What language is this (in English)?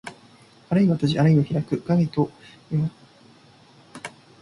Japanese